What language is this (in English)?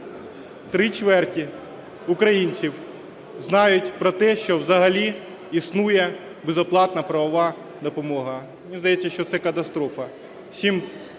Ukrainian